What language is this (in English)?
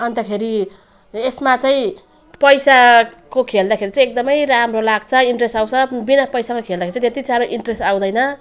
Nepali